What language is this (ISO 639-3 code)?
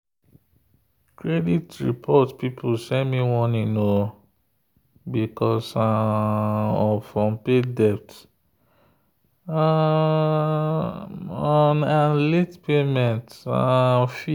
pcm